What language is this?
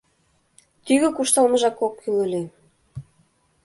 Mari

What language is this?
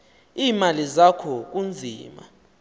Xhosa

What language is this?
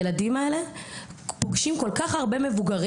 Hebrew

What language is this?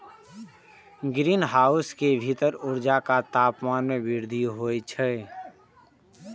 Maithili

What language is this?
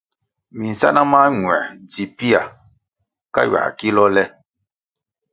Kwasio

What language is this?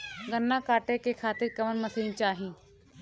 Bhojpuri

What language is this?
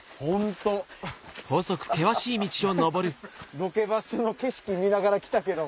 Japanese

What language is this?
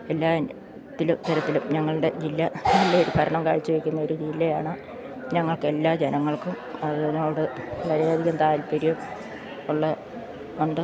Malayalam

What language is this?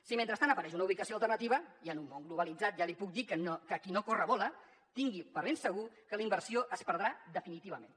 Catalan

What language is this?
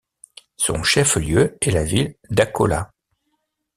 French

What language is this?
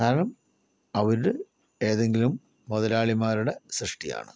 Malayalam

